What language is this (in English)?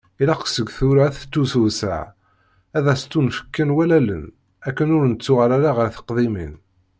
Kabyle